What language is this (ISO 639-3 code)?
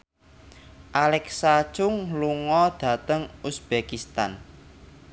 jav